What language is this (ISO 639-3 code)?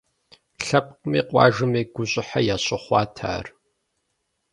kbd